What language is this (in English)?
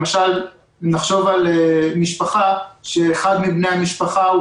Hebrew